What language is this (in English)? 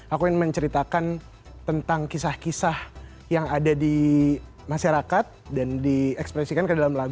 Indonesian